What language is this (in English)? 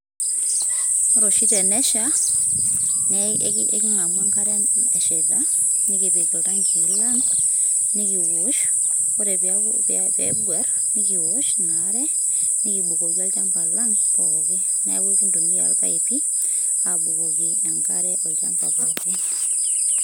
Masai